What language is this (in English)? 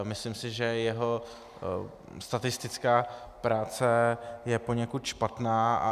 Czech